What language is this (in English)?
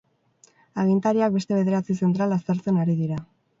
Basque